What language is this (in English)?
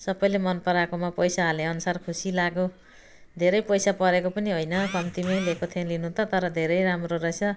Nepali